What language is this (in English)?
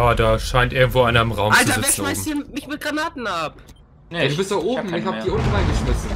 German